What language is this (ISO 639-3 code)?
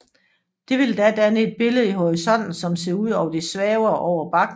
dan